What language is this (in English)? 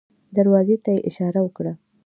Pashto